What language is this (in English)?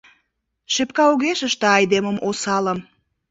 Mari